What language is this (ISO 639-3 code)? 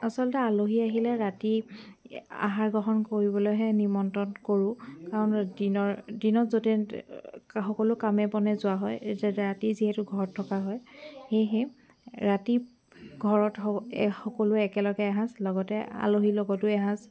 asm